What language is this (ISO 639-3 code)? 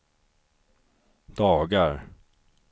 swe